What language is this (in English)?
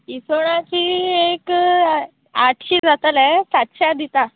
Konkani